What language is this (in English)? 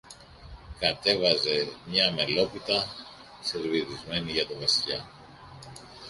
Greek